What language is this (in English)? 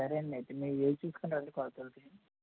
Telugu